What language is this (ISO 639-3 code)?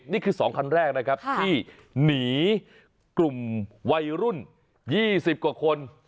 tha